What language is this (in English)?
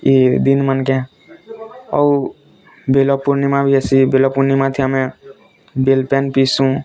Odia